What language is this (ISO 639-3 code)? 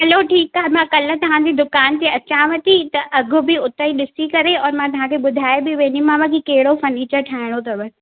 snd